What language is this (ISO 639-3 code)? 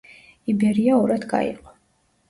kat